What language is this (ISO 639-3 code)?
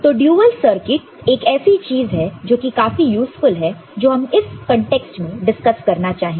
hin